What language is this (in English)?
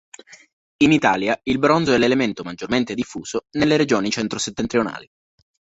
Italian